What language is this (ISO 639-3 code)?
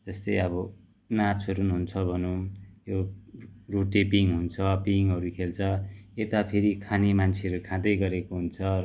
nep